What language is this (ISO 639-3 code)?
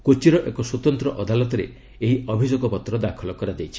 ori